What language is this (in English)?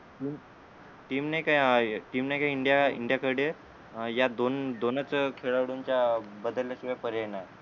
Marathi